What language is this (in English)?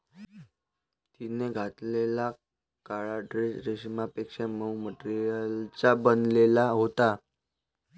Marathi